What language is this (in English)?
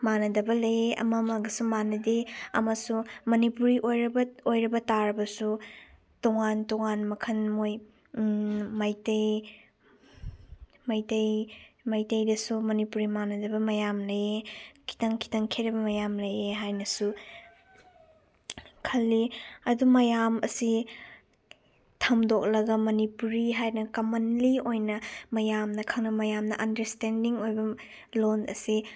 Manipuri